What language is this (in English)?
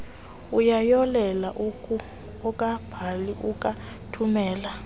Xhosa